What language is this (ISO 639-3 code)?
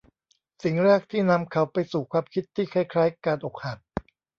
tha